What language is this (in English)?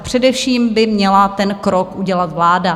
Czech